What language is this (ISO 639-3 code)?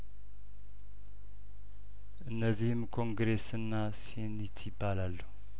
amh